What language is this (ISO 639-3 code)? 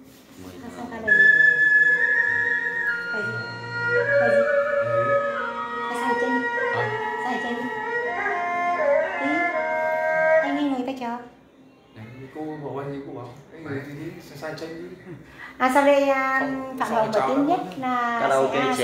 vie